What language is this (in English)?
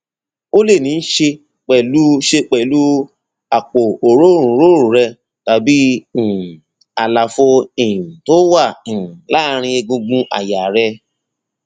Yoruba